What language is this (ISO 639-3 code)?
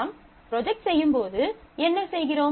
tam